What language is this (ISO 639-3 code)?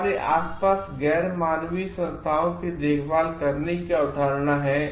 hin